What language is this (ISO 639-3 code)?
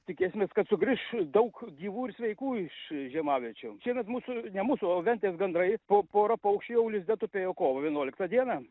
lit